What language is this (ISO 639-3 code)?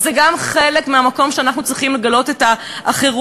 heb